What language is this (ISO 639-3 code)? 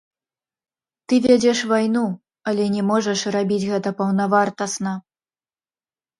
bel